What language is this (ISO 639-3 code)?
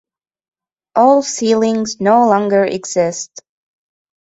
eng